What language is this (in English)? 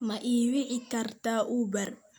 Somali